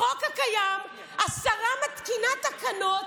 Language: Hebrew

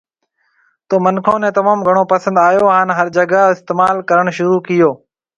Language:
Marwari (Pakistan)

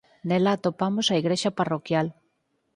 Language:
Galician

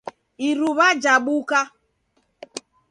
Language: Taita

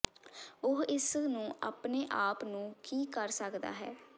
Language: Punjabi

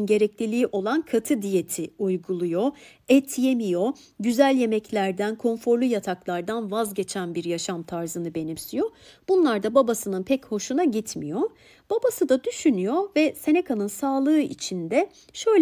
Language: Turkish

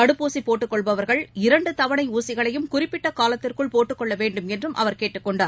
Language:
Tamil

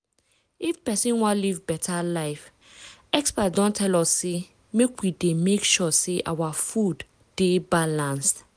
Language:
Nigerian Pidgin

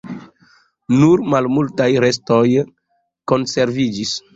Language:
Esperanto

